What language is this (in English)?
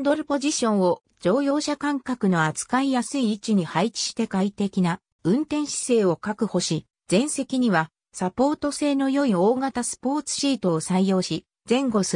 Japanese